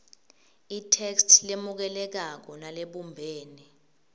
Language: Swati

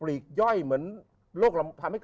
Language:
Thai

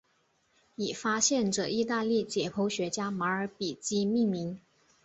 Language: Chinese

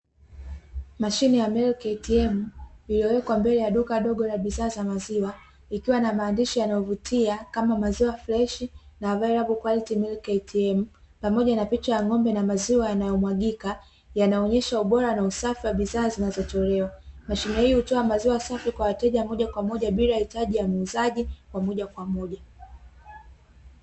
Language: Swahili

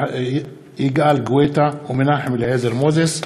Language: Hebrew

